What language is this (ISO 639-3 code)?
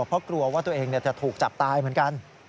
tha